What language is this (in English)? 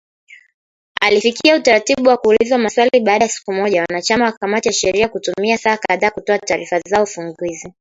Swahili